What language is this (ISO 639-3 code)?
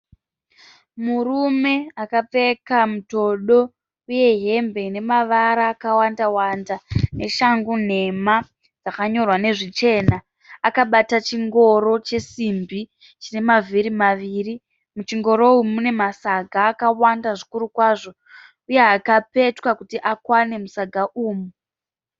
sna